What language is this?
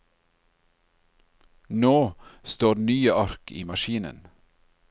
Norwegian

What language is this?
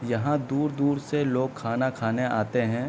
Urdu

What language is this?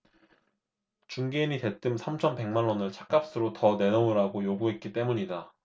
Korean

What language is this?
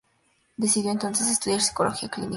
Spanish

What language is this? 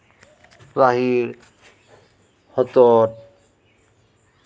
Santali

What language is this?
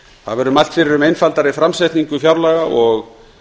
Icelandic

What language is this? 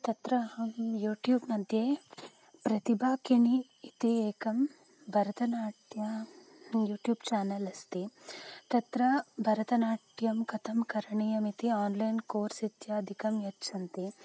Sanskrit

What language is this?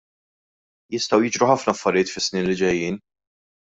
Maltese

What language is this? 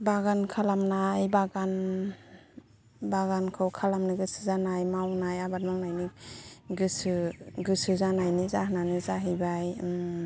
Bodo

